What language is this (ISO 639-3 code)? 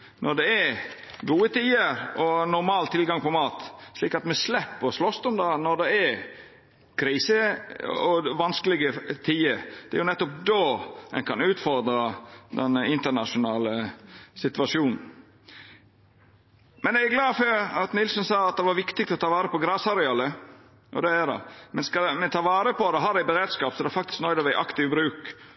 nno